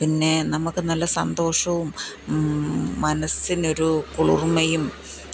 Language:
Malayalam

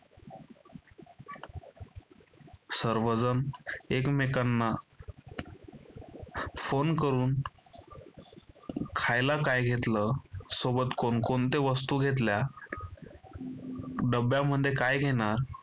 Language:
Marathi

